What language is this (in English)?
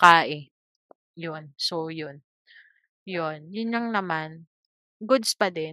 Filipino